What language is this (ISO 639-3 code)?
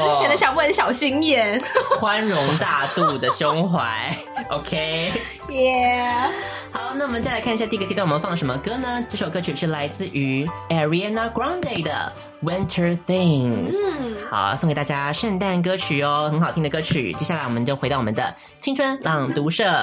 zho